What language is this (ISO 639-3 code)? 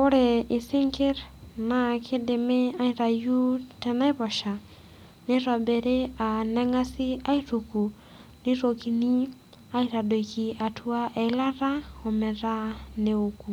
mas